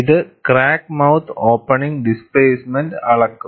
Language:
Malayalam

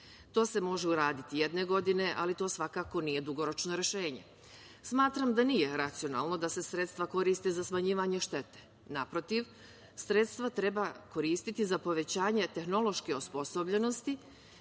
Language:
Serbian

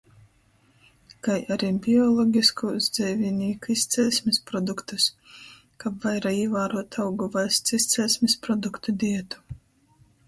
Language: Latgalian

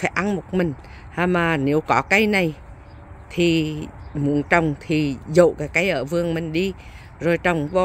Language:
Vietnamese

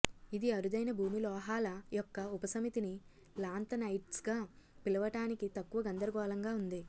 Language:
Telugu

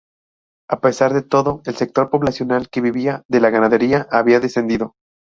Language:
Spanish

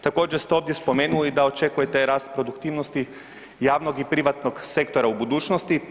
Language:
Croatian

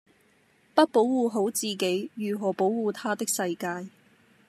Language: Cantonese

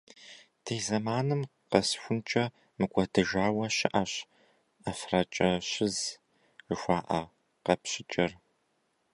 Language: Kabardian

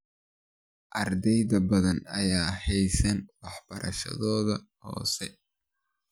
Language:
Somali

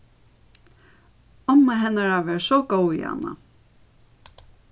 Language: Faroese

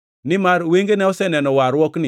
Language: Luo (Kenya and Tanzania)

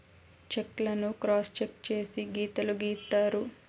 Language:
Telugu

